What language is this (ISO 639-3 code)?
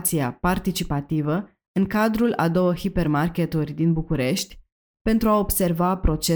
ron